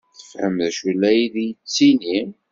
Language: Kabyle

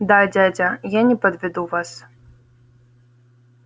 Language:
Russian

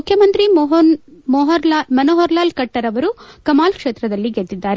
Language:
Kannada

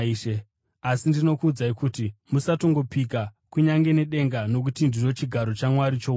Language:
Shona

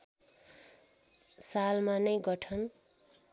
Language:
Nepali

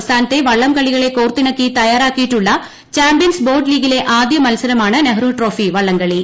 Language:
Malayalam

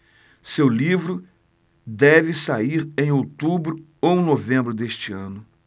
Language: Portuguese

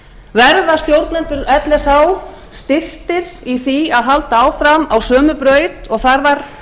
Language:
Icelandic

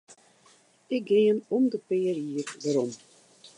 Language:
Western Frisian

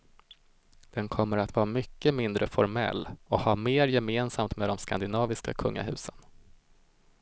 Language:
Swedish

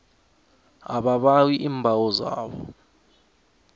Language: South Ndebele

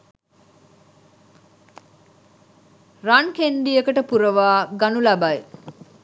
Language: Sinhala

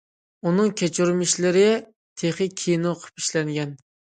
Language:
Uyghur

